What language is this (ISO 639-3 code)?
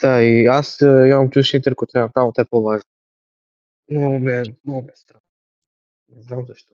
bul